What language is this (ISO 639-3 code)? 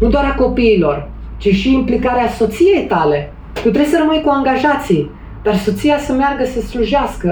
ron